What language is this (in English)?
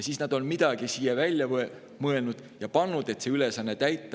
Estonian